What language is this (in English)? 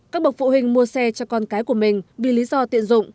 Vietnamese